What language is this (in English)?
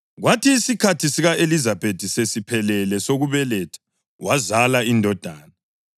North Ndebele